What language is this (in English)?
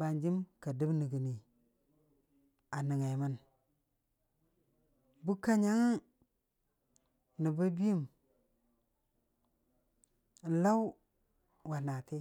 Dijim-Bwilim